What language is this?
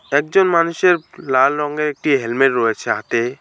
Bangla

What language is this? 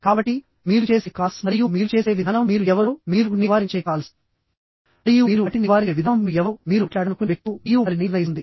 Telugu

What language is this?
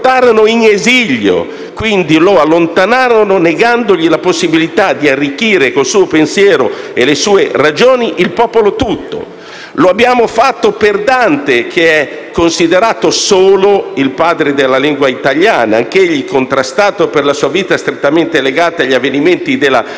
Italian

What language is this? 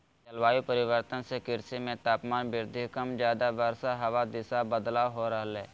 Magahi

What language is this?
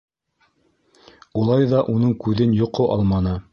Bashkir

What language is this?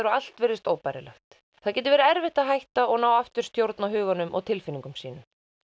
Icelandic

